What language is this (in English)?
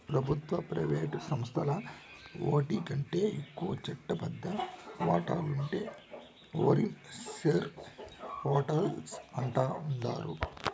Telugu